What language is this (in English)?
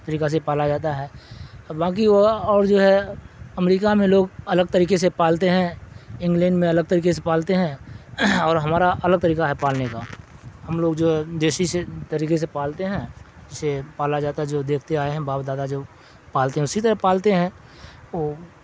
Urdu